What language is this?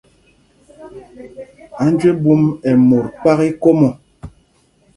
Mpumpong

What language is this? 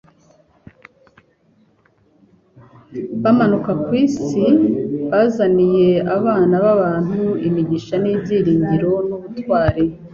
Kinyarwanda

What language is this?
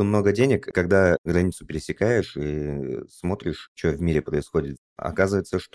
Russian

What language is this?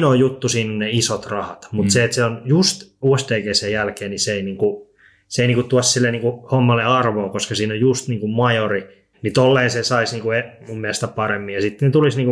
Finnish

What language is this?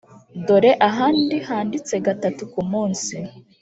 Kinyarwanda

